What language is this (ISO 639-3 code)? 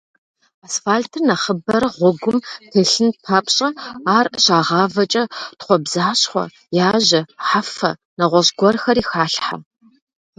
kbd